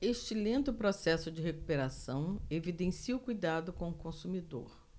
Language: Portuguese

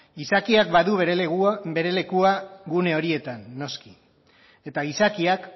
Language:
Basque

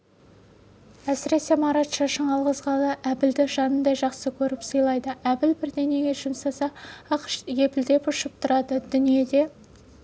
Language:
Kazakh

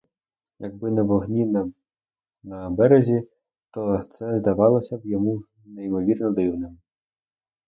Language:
Ukrainian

